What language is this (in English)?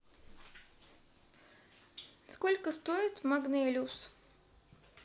Russian